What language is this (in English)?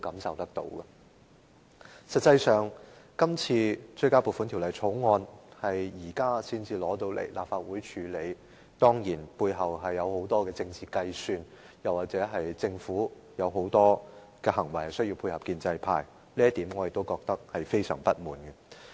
Cantonese